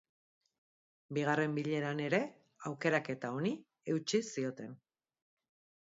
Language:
Basque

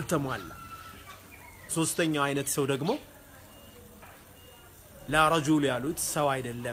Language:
Arabic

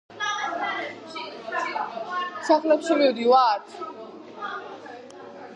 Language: Georgian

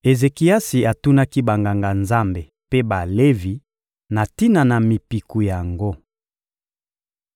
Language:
Lingala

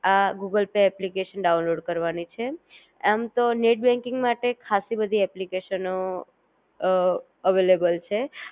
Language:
Gujarati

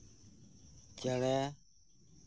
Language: Santali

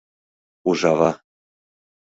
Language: Mari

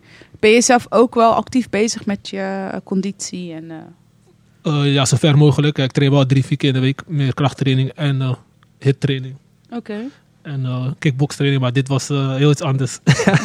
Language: Dutch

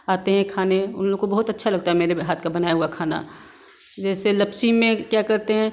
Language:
Hindi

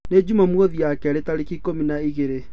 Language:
Kikuyu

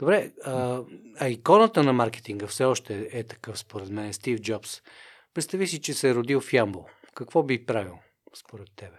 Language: Bulgarian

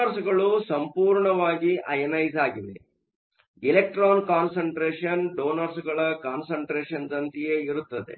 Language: Kannada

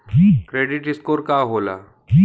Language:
Bhojpuri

